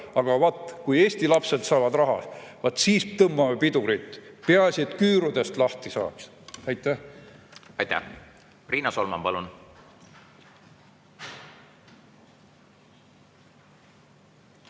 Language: Estonian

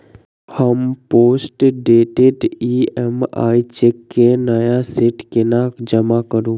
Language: Maithili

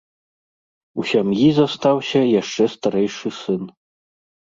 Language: Belarusian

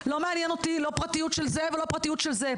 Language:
Hebrew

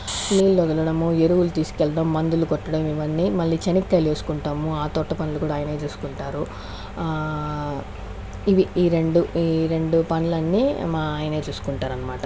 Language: Telugu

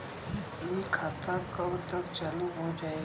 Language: Bhojpuri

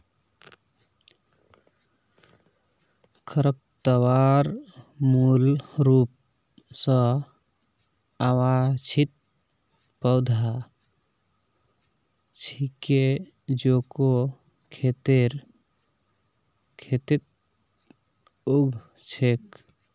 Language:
Magahi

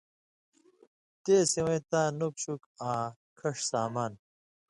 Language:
Indus Kohistani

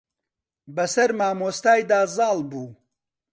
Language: Central Kurdish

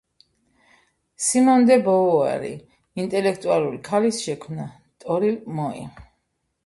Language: Georgian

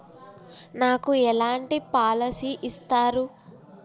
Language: Telugu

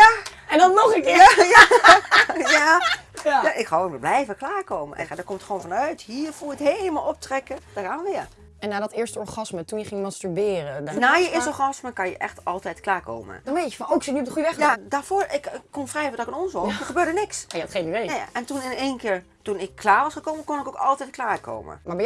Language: Dutch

